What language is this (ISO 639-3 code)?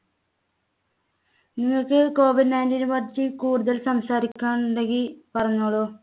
mal